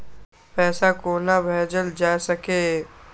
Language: Maithili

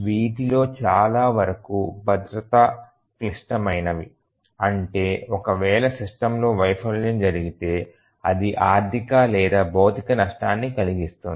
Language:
Telugu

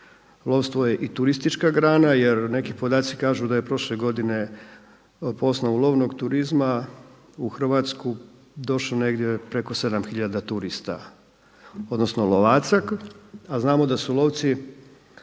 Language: Croatian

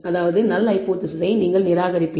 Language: Tamil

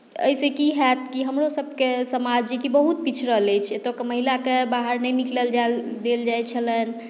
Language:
Maithili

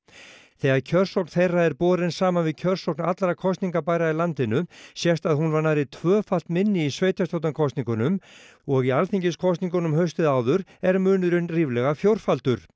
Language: Icelandic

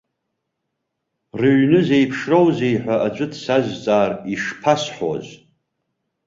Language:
Abkhazian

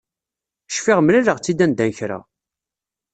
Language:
Kabyle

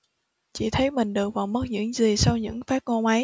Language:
Vietnamese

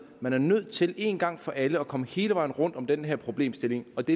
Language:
Danish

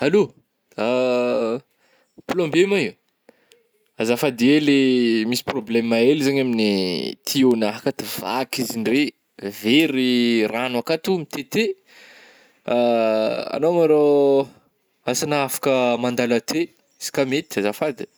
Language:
Northern Betsimisaraka Malagasy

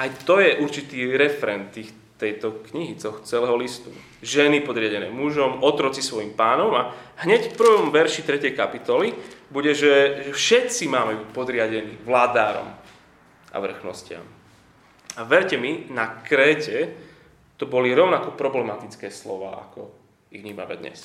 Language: Slovak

